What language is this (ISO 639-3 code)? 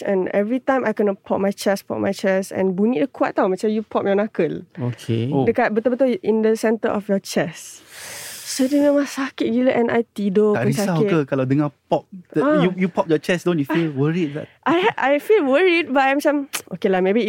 msa